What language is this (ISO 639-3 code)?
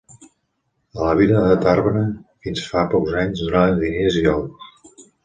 cat